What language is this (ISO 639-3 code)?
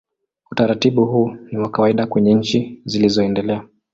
swa